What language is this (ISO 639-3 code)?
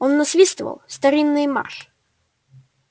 rus